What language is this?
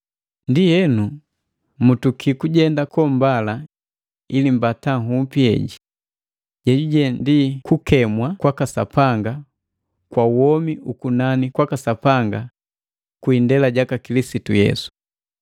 Matengo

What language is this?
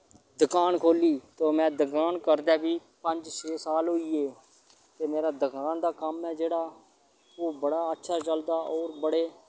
Dogri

